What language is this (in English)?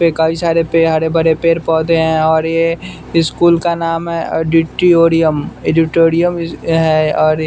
Hindi